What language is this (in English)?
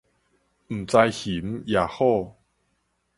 Min Nan Chinese